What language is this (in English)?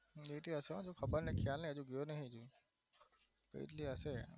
Gujarati